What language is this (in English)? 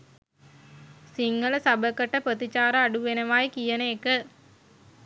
Sinhala